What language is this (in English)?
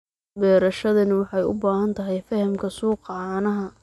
Somali